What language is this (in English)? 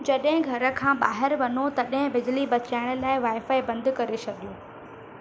Sindhi